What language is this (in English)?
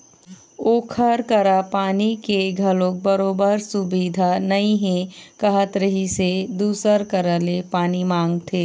Chhattisgarhi